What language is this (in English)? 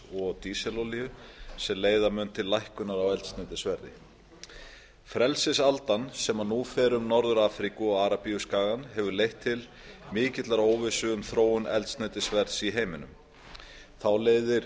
Icelandic